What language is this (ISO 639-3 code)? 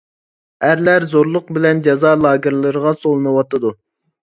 uig